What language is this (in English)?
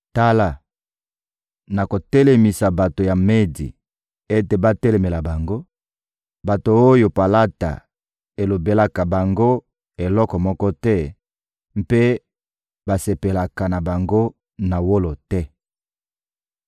Lingala